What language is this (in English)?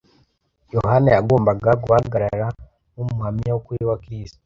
Kinyarwanda